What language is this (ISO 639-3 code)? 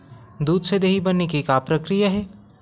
hne